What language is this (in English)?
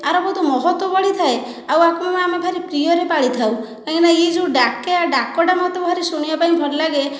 Odia